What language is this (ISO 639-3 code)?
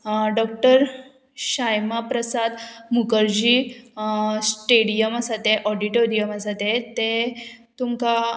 kok